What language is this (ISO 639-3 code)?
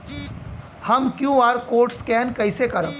bho